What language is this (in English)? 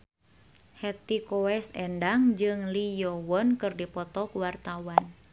Sundanese